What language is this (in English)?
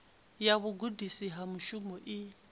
Venda